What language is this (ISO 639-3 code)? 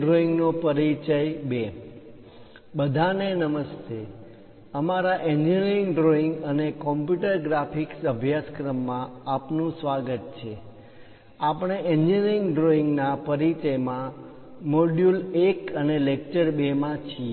guj